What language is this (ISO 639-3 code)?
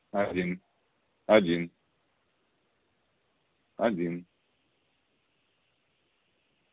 rus